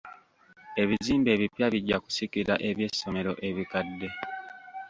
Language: Ganda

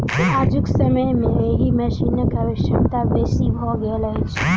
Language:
Maithili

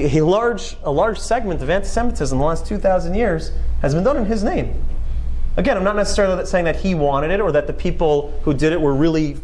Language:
English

